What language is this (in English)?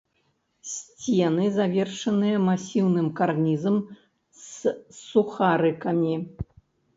Belarusian